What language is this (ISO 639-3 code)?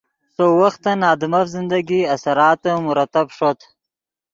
ydg